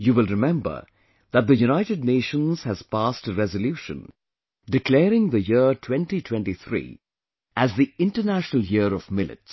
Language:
English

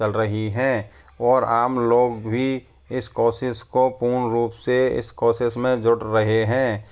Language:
Hindi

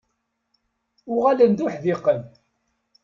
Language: Kabyle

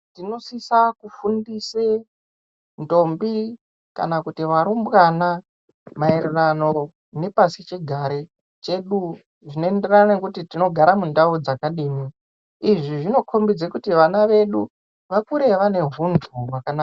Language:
Ndau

